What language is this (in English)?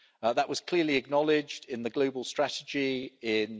English